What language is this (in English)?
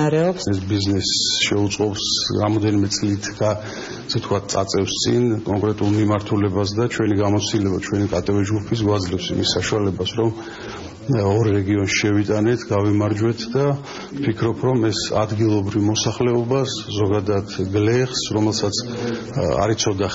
Romanian